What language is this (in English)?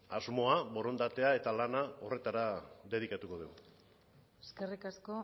Basque